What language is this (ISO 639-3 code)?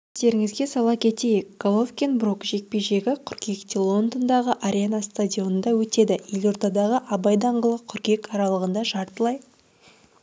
kaz